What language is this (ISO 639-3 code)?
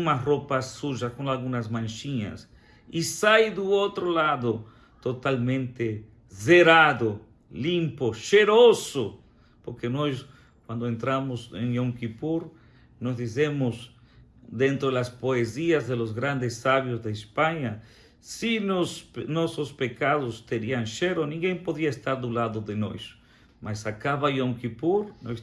por